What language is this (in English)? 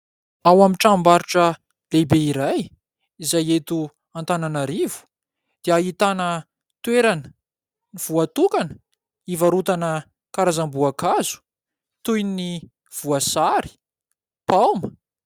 Malagasy